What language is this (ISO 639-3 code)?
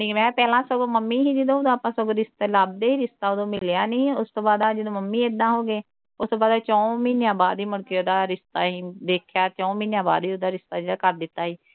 pan